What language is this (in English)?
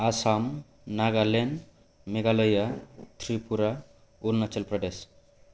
Bodo